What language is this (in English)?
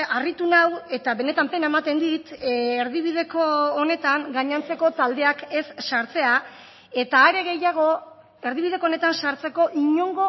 Basque